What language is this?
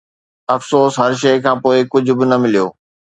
Sindhi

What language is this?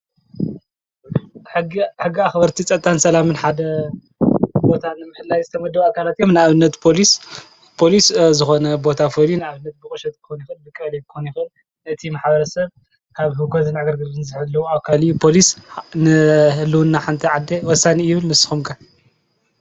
Tigrinya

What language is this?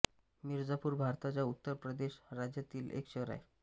Marathi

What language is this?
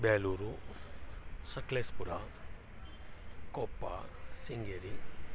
Kannada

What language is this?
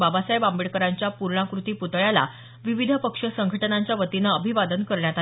Marathi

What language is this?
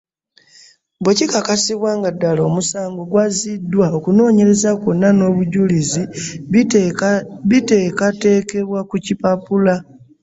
Ganda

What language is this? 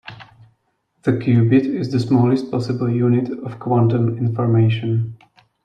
English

